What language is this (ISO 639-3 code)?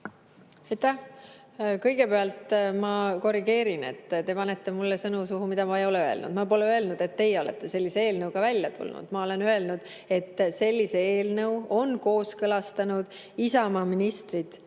est